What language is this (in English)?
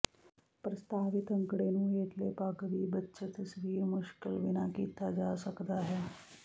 Punjabi